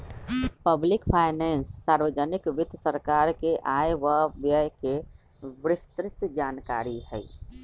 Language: Magahi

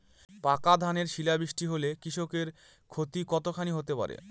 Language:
Bangla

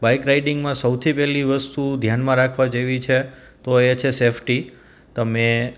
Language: Gujarati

